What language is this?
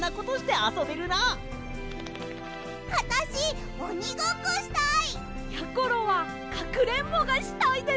Japanese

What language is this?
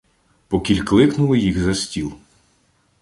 Ukrainian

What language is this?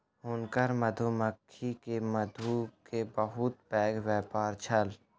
Maithili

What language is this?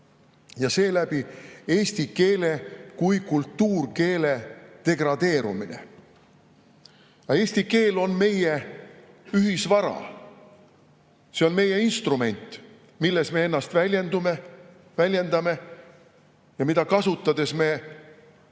Estonian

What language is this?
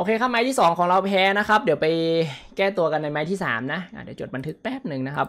Thai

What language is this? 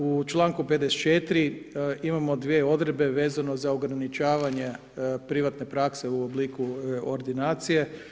Croatian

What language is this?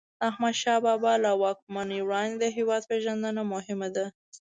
Pashto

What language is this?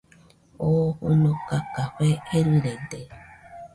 Nüpode Huitoto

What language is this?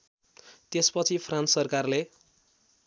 Nepali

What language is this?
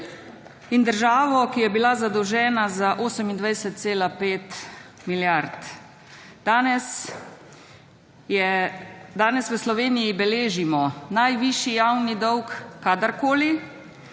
Slovenian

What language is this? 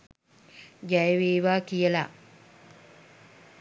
Sinhala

